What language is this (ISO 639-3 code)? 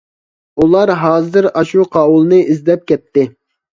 uig